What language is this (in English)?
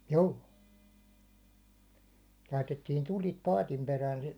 Finnish